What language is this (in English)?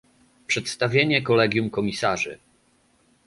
Polish